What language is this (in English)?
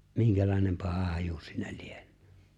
Finnish